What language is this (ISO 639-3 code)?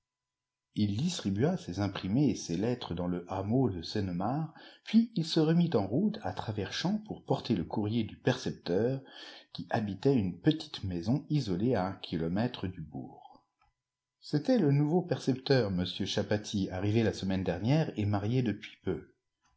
fra